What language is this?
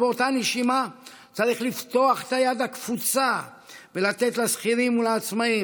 Hebrew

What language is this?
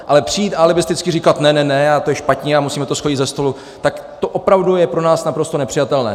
Czech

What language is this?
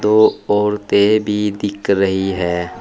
Hindi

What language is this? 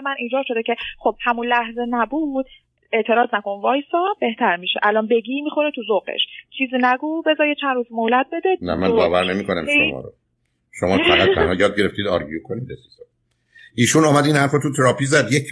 Persian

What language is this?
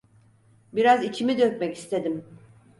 Turkish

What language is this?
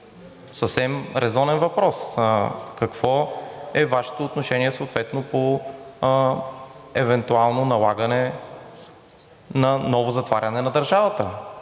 Bulgarian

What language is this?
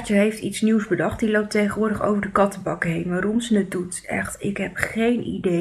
Dutch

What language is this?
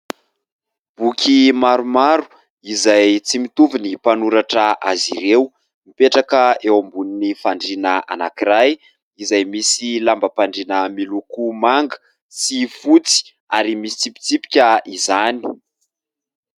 Malagasy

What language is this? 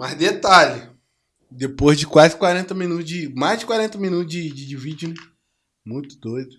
Portuguese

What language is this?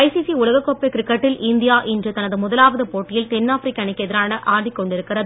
Tamil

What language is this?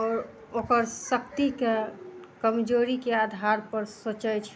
Maithili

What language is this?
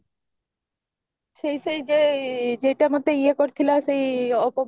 Odia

